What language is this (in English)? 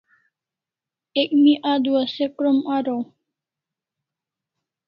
Kalasha